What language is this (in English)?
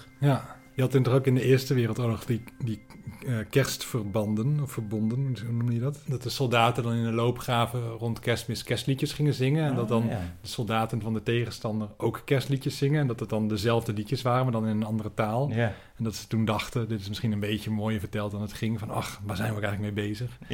Dutch